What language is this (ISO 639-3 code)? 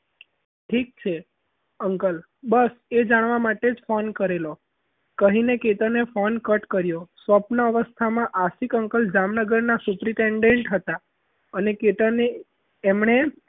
guj